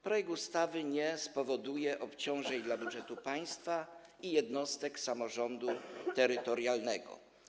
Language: Polish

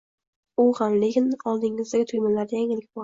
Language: Uzbek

